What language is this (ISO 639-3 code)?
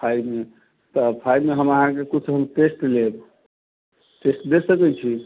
mai